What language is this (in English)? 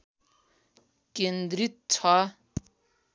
Nepali